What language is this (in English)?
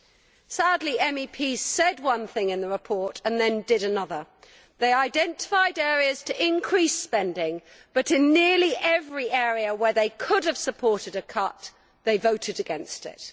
English